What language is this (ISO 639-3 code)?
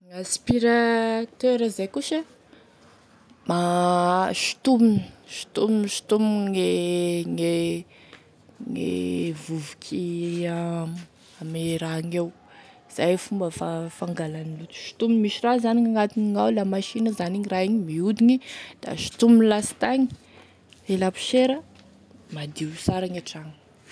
tkg